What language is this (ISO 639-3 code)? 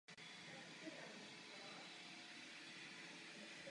ces